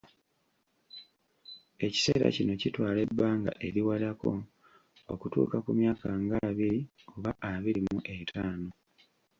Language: Ganda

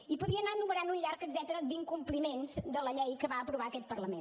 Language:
Catalan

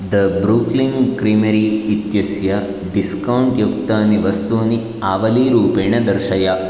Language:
Sanskrit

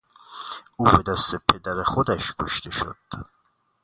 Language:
Persian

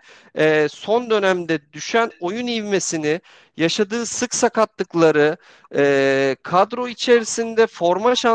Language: Turkish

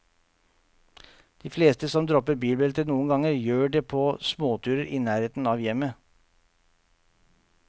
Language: Norwegian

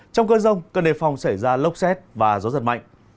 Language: Vietnamese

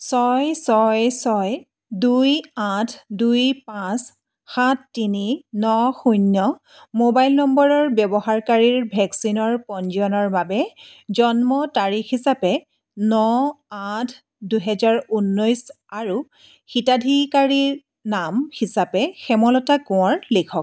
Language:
Assamese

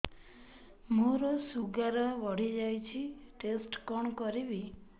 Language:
Odia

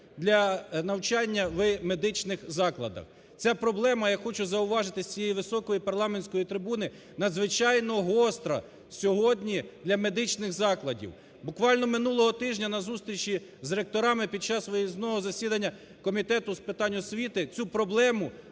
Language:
Ukrainian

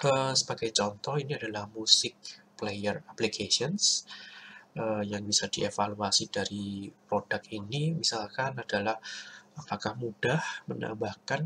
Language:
Indonesian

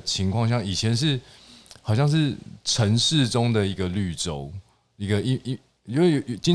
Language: Chinese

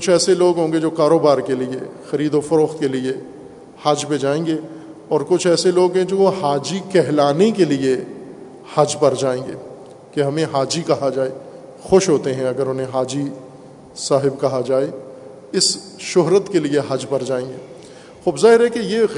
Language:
Urdu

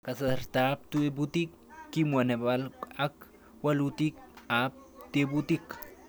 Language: Kalenjin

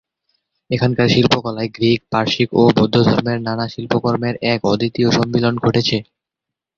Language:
Bangla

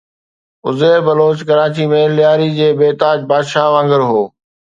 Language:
Sindhi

